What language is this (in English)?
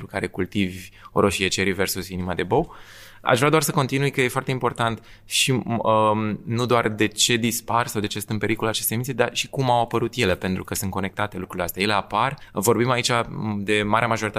Romanian